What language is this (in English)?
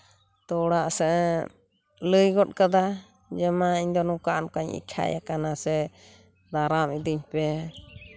Santali